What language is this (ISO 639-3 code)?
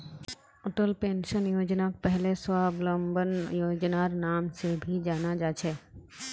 mag